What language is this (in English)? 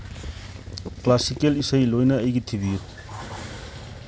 Manipuri